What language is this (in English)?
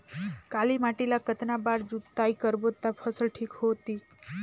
Chhattisgarhi